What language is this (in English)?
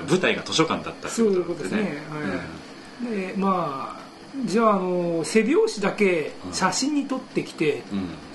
Japanese